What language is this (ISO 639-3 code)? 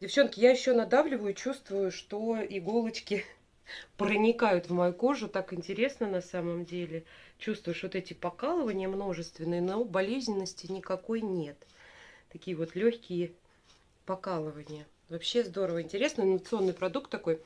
rus